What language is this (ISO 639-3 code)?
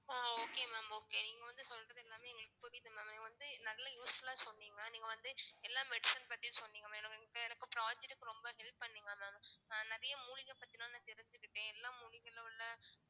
tam